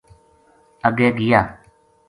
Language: Gujari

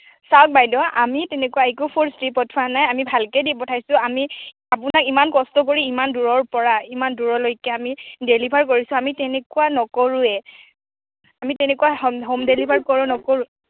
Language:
Assamese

